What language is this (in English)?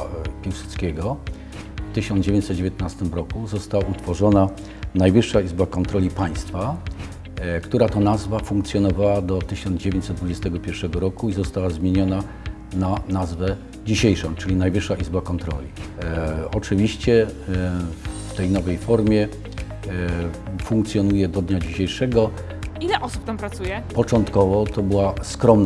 Polish